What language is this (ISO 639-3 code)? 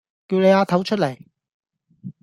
yue